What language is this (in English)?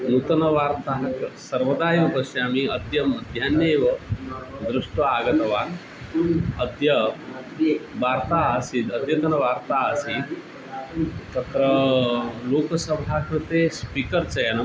Sanskrit